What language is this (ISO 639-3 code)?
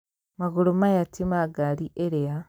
kik